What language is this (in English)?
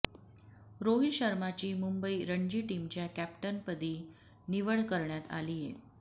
Marathi